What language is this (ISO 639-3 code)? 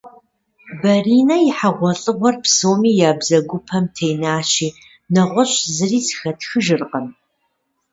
kbd